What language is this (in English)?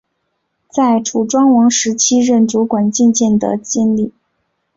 Chinese